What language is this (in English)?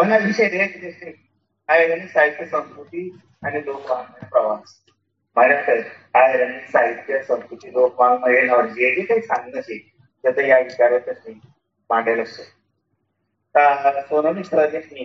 Marathi